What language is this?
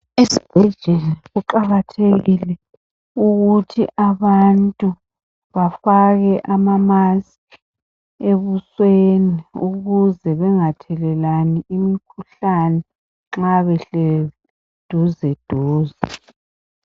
North Ndebele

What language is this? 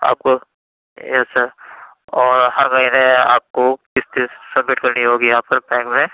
Urdu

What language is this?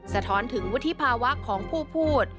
Thai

